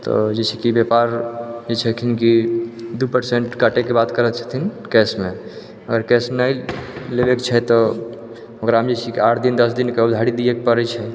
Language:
Maithili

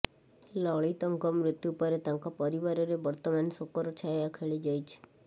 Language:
Odia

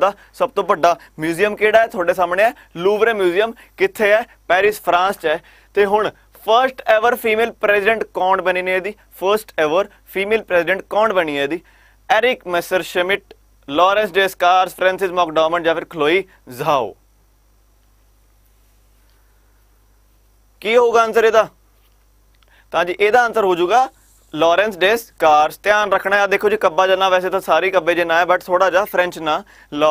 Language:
Hindi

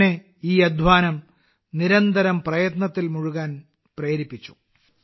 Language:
Malayalam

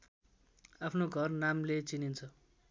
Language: Nepali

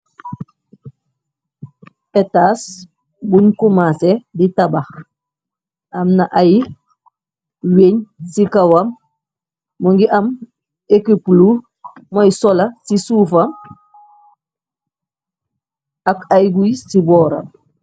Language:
Wolof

